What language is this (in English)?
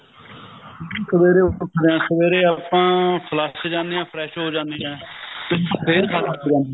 Punjabi